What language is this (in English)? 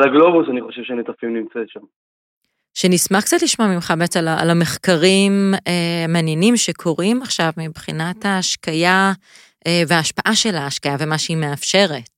Hebrew